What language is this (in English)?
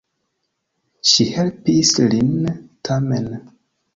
Esperanto